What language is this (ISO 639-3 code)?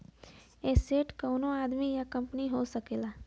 bho